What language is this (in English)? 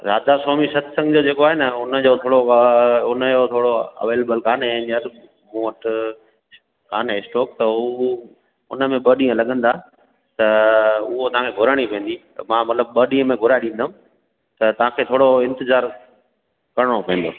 Sindhi